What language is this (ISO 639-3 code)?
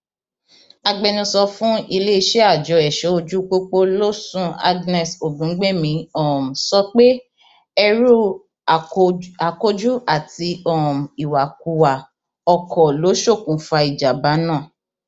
yor